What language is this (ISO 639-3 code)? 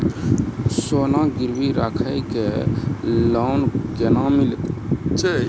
mai